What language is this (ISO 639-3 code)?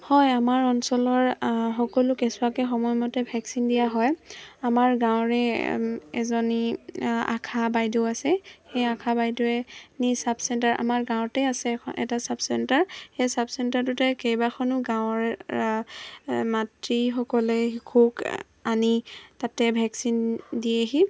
asm